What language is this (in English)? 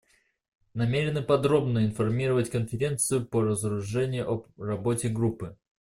Russian